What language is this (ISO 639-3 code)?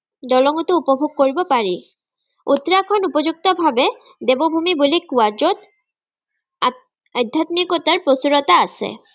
asm